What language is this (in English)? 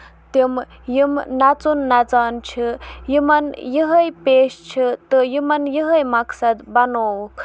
Kashmiri